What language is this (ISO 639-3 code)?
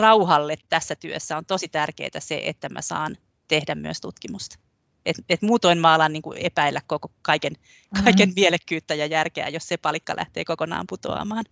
fin